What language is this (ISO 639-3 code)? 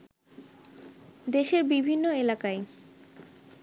ben